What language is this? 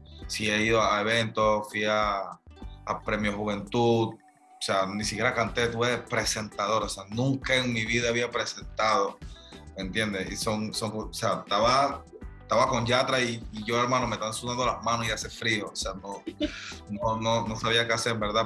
Spanish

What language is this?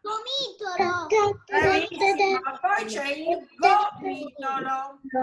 Italian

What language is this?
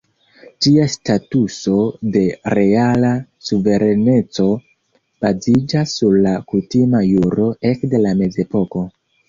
Esperanto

